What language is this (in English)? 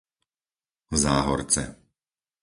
Slovak